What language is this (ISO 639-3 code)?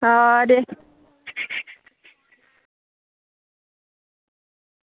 doi